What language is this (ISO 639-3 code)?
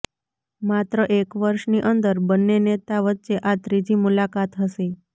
guj